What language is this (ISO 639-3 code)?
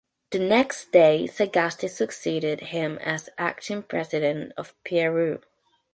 eng